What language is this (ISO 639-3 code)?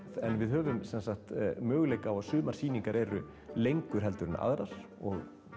isl